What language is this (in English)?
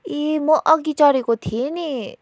Nepali